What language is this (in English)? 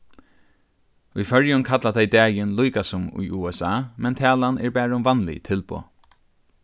Faroese